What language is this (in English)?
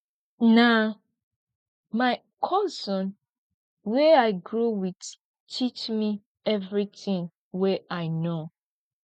Nigerian Pidgin